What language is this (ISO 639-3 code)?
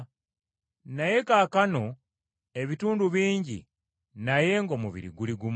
lug